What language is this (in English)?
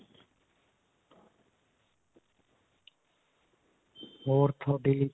Punjabi